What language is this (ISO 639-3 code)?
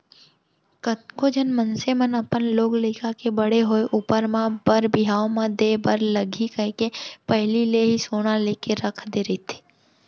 hne